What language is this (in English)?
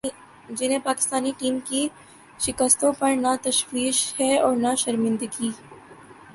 Urdu